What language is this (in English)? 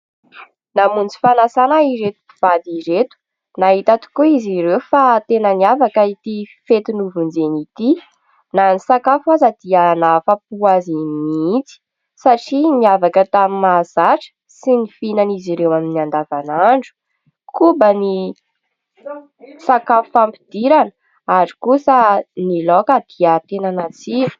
Malagasy